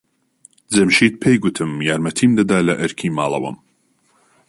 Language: Central Kurdish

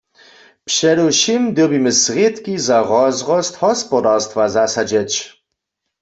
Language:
Upper Sorbian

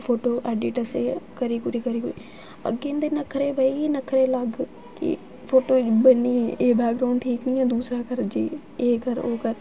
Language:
Dogri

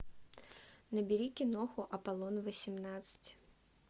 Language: Russian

